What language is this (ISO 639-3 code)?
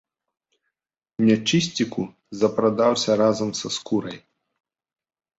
bel